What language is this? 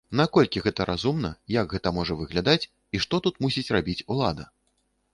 Belarusian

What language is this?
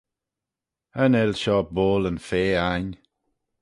Manx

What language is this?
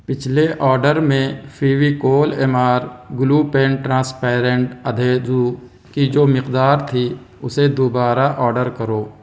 Urdu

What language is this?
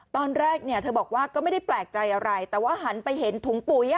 Thai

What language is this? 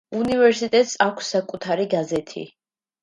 Georgian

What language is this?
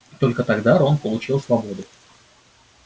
Russian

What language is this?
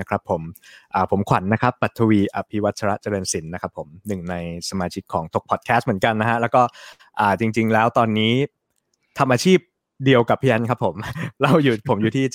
Thai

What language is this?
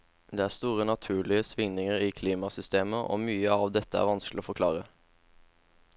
Norwegian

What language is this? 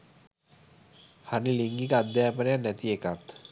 Sinhala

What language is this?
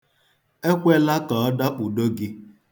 Igbo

